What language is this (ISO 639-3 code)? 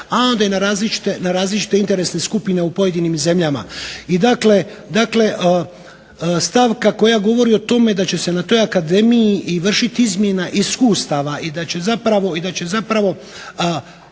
hrv